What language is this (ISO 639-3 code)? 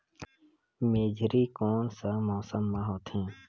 hne